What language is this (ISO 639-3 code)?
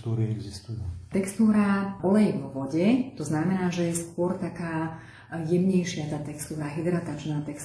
slk